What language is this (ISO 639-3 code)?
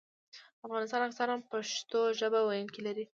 pus